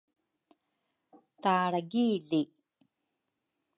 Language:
Rukai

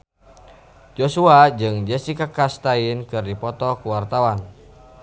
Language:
Sundanese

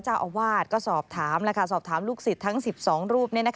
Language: Thai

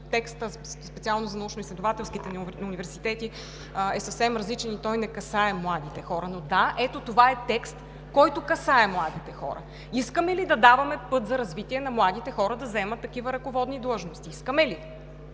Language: Bulgarian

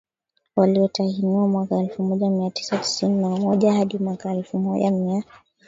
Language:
Swahili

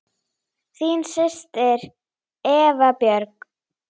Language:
Icelandic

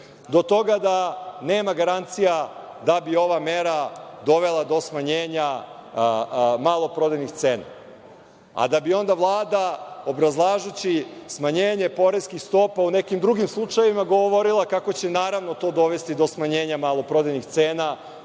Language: Serbian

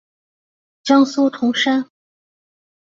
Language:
Chinese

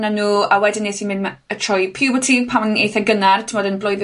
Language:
Welsh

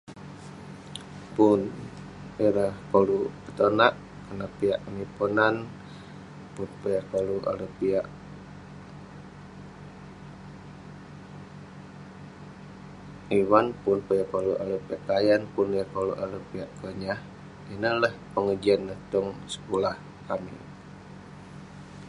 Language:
Western Penan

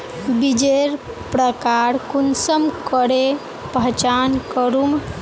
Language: Magahi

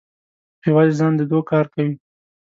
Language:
Pashto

